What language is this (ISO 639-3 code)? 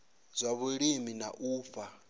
ven